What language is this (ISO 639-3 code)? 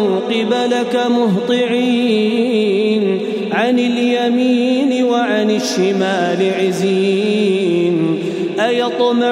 ara